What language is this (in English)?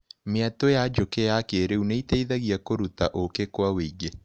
Kikuyu